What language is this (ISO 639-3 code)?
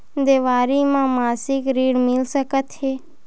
hne